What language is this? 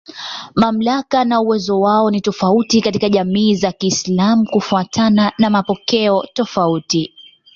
Swahili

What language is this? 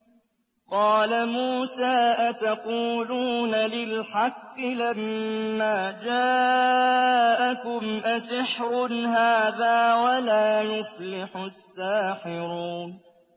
Arabic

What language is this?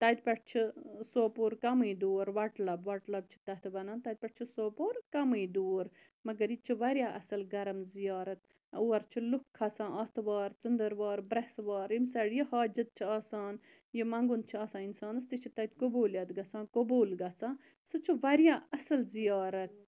Kashmiri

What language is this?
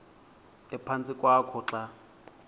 Xhosa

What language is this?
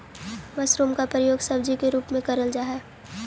Magahi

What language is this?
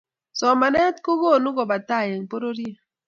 Kalenjin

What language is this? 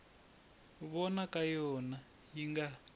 Tsonga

